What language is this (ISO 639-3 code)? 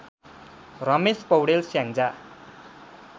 nep